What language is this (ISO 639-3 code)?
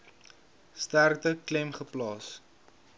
afr